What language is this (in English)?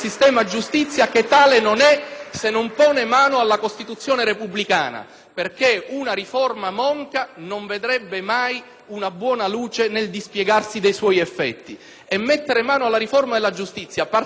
Italian